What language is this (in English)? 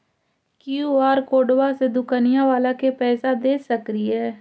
Magahi